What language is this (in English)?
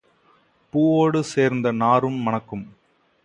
Tamil